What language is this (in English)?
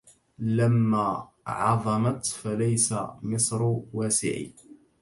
Arabic